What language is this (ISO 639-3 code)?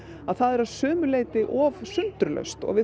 isl